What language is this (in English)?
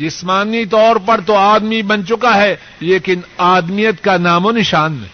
Urdu